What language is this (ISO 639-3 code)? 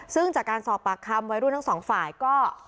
tha